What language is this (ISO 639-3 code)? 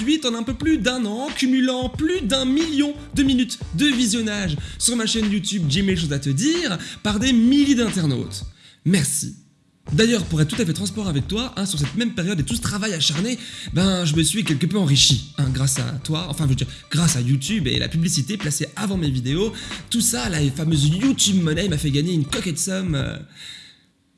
fra